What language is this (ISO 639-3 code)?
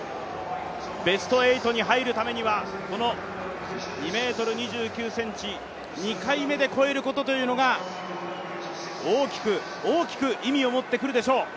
jpn